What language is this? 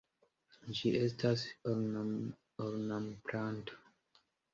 Esperanto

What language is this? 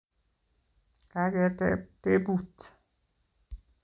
Kalenjin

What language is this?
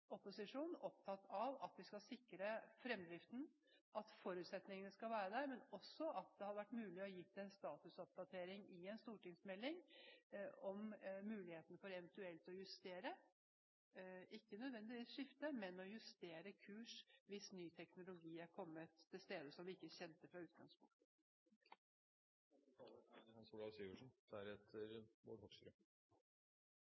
Norwegian Bokmål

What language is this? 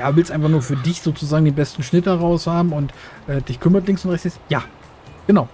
German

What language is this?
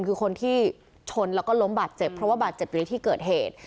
Thai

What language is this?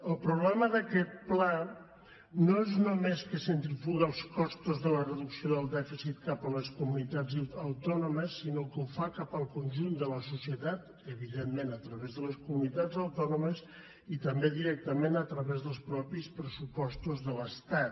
Catalan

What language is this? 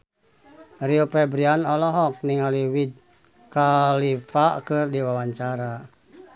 Sundanese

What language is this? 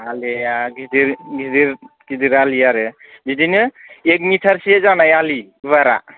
Bodo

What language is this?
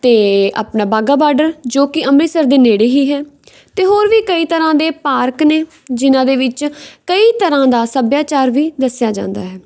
Punjabi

